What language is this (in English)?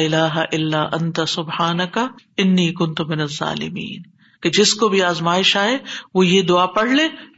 Urdu